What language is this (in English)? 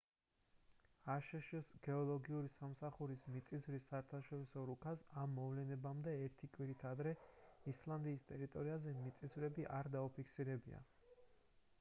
Georgian